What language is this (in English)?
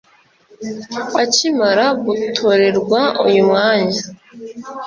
Kinyarwanda